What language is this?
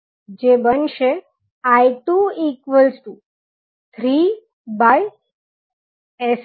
Gujarati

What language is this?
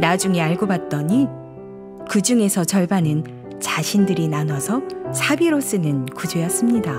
Korean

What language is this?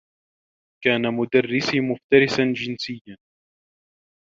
Arabic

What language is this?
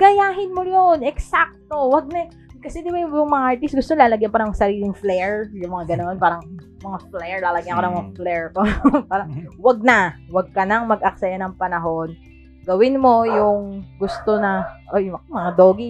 Filipino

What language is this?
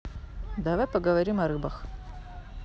Russian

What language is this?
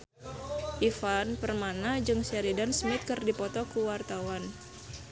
Sundanese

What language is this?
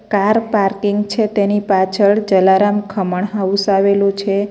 Gujarati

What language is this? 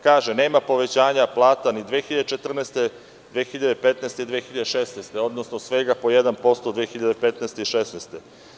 Serbian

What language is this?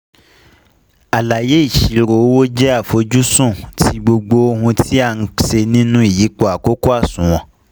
Yoruba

